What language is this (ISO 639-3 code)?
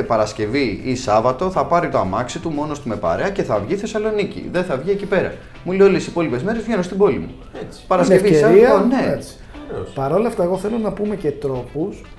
ell